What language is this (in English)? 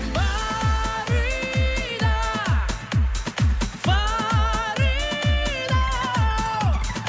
Kazakh